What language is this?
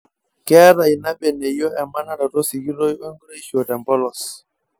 Masai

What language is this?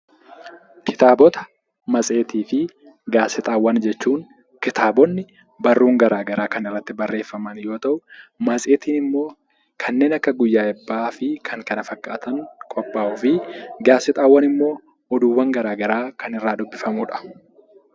Oromo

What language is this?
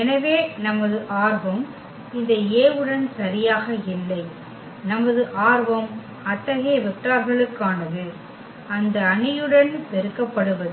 Tamil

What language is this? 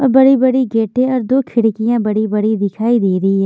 Hindi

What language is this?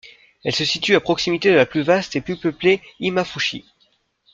French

